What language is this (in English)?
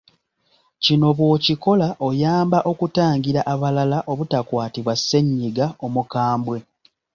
Ganda